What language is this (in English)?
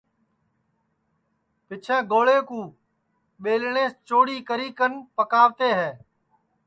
Sansi